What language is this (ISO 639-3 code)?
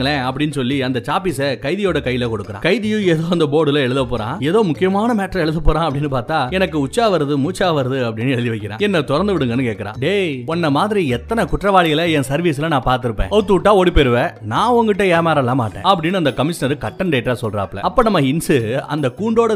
tam